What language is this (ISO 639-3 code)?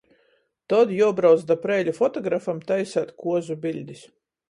ltg